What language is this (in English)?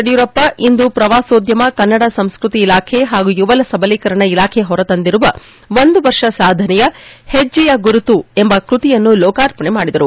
Kannada